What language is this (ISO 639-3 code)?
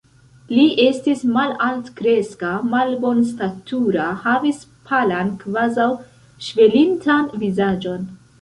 epo